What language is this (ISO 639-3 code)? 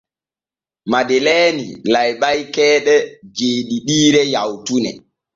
fue